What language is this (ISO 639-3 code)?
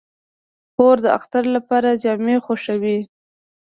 pus